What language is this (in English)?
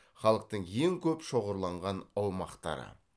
Kazakh